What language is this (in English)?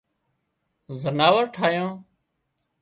Wadiyara Koli